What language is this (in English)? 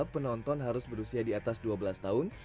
Indonesian